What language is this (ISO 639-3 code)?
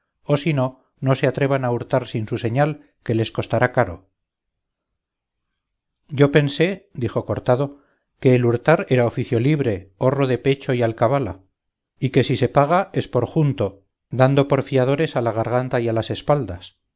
spa